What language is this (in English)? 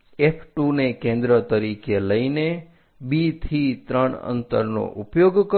Gujarati